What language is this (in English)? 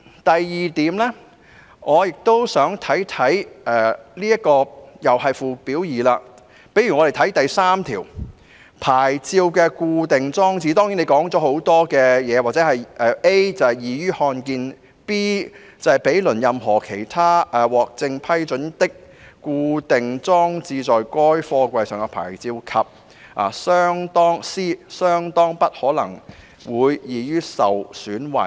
Cantonese